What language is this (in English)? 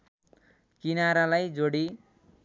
Nepali